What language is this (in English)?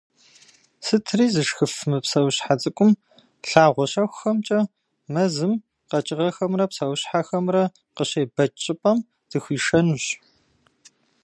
Kabardian